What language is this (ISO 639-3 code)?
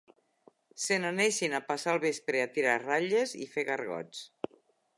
cat